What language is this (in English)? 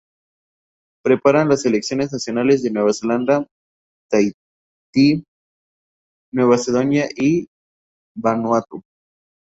Spanish